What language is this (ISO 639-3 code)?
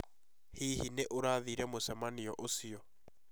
kik